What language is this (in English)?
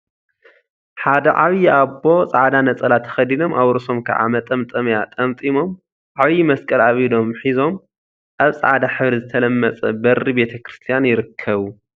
Tigrinya